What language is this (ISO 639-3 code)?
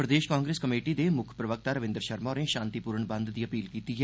doi